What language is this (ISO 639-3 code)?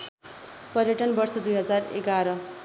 nep